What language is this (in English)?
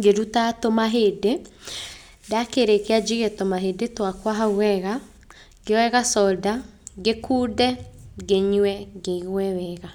Kikuyu